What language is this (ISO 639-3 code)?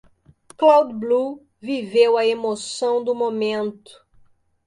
por